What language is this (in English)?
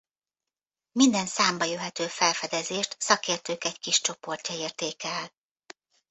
Hungarian